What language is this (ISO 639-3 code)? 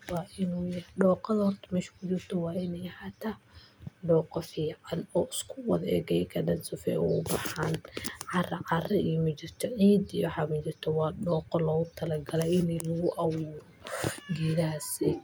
som